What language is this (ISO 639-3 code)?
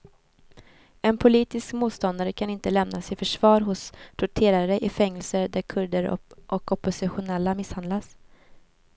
swe